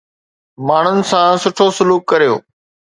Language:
Sindhi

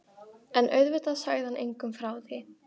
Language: Icelandic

